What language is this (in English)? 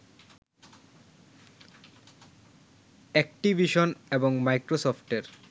Bangla